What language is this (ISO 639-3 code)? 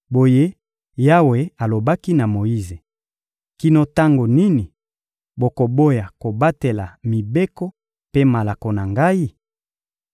lin